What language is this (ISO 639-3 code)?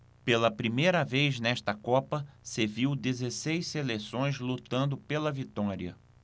por